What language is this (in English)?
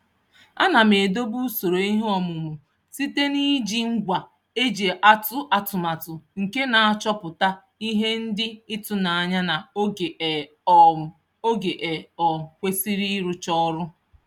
Igbo